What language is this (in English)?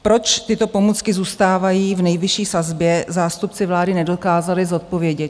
Czech